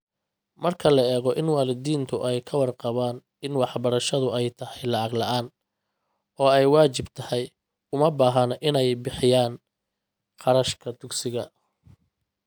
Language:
Somali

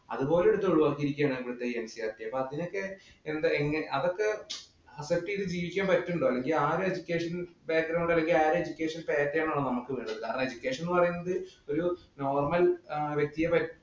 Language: Malayalam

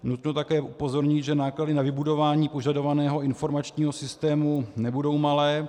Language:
Czech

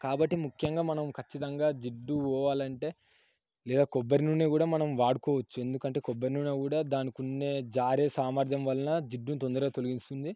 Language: Telugu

